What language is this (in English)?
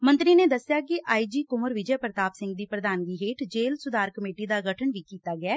Punjabi